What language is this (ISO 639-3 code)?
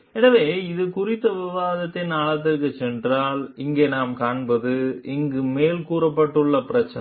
tam